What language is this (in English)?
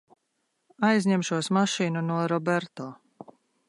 Latvian